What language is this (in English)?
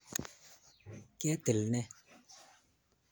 Kalenjin